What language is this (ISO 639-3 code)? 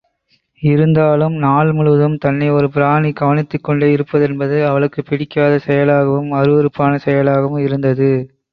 tam